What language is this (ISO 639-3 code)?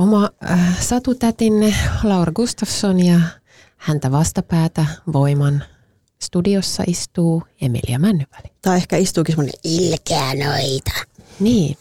fin